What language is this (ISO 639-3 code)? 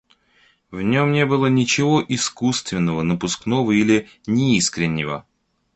rus